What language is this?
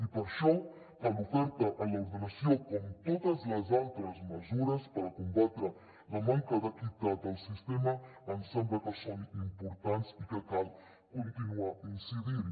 Catalan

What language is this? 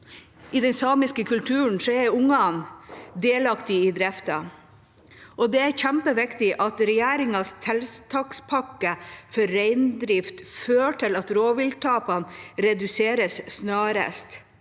Norwegian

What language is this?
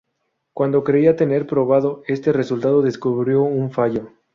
Spanish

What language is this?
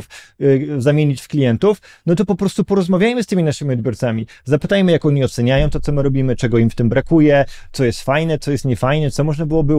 Polish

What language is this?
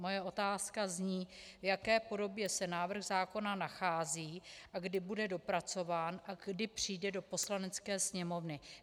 Czech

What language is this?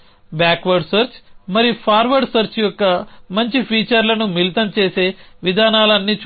Telugu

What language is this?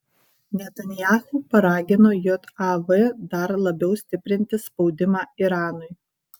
Lithuanian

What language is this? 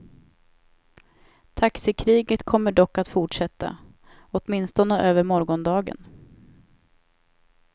Swedish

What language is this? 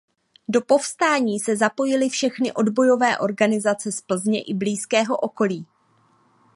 Czech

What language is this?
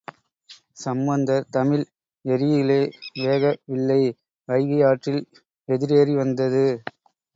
Tamil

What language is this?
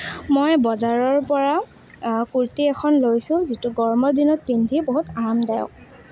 Assamese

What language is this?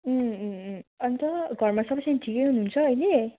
Nepali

